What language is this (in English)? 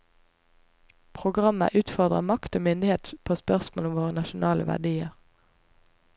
Norwegian